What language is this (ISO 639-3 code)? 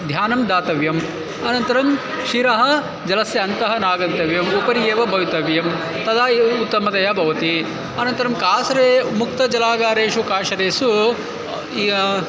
san